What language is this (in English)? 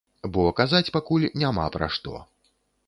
Belarusian